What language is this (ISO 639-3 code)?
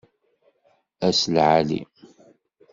kab